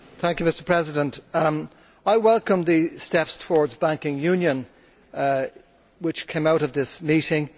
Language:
English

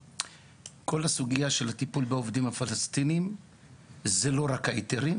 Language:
Hebrew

